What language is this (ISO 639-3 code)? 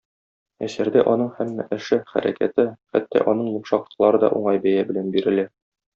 tat